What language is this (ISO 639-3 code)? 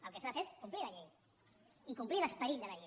cat